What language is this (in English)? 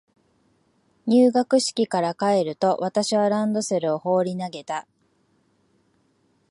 Japanese